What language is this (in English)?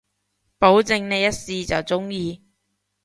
Cantonese